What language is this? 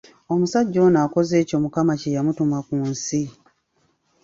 Ganda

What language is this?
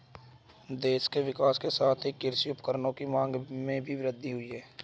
Hindi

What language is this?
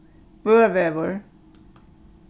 Faroese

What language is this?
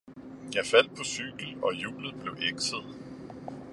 Danish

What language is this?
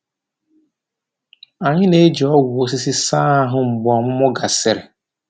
Igbo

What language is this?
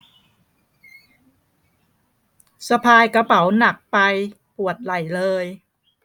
Thai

